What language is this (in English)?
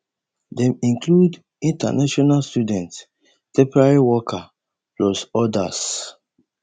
Nigerian Pidgin